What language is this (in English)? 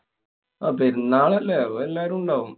Malayalam